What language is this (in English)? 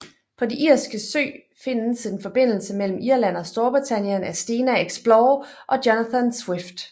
Danish